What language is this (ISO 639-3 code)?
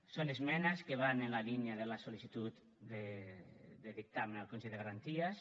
cat